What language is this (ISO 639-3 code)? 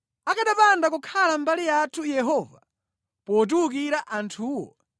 nya